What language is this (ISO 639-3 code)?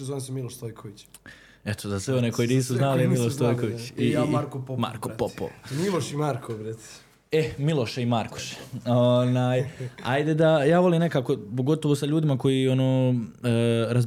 hrv